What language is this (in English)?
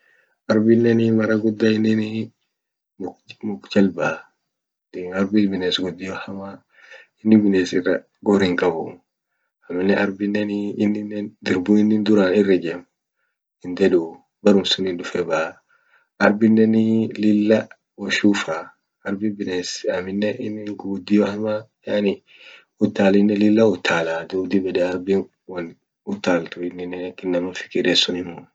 Orma